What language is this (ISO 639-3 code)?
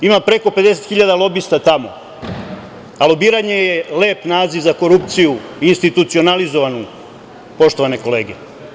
srp